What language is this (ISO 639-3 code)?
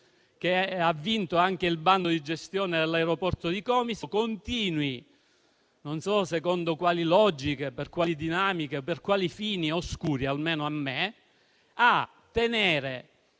ita